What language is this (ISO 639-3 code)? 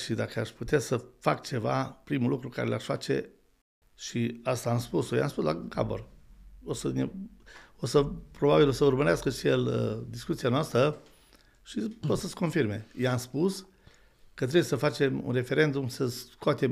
ron